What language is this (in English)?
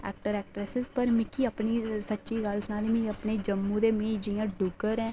Dogri